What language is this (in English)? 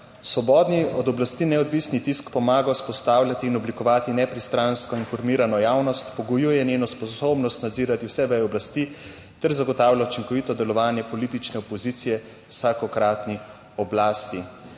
Slovenian